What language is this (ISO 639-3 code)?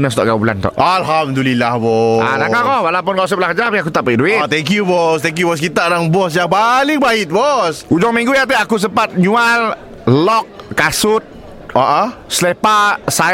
msa